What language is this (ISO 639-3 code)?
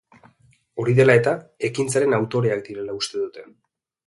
eus